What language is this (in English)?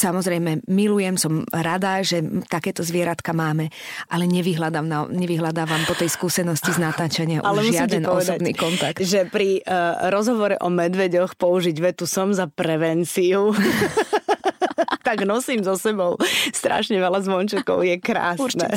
Slovak